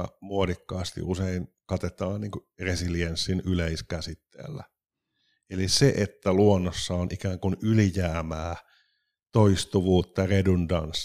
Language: Finnish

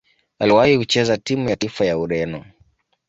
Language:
Swahili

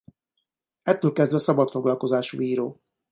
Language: Hungarian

